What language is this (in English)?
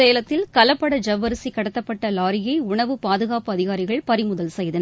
Tamil